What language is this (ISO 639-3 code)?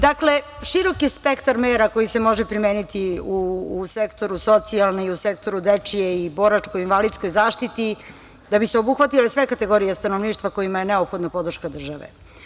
srp